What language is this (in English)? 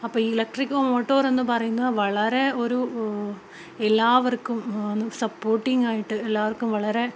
Malayalam